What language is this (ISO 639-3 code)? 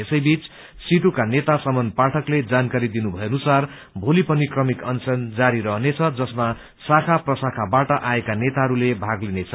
nep